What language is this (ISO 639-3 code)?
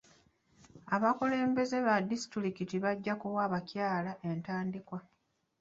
lug